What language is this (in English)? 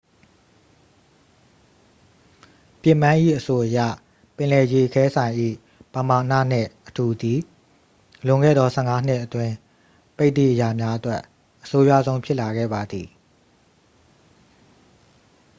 Burmese